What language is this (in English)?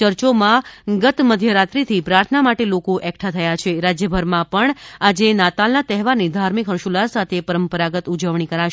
Gujarati